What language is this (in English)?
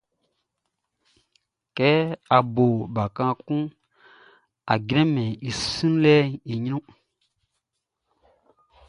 Baoulé